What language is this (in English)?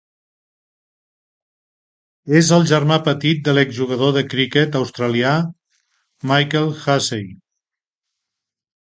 Catalan